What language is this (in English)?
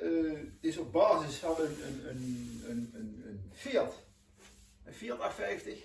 Dutch